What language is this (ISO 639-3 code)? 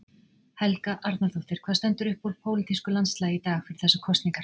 isl